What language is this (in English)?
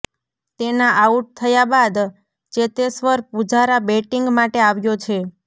Gujarati